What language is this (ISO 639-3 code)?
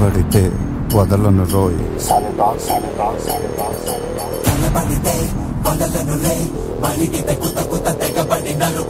tel